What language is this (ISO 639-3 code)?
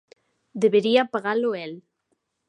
glg